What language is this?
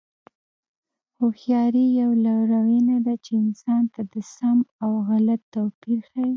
Pashto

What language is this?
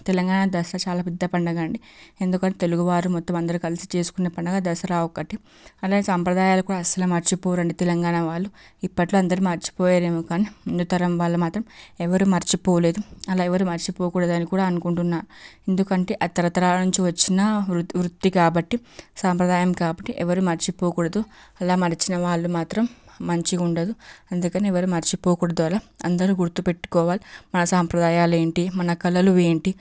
Telugu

